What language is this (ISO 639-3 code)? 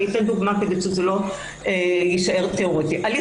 heb